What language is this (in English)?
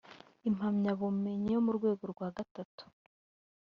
Kinyarwanda